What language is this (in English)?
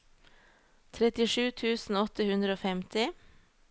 Norwegian